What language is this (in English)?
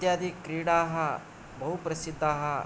Sanskrit